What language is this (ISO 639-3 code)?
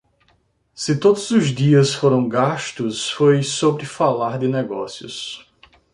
por